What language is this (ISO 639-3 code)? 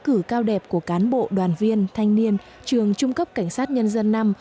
vie